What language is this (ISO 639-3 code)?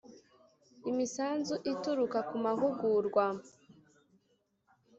kin